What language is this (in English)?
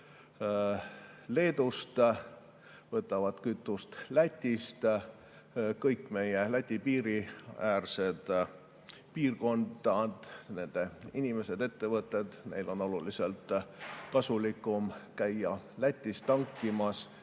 Estonian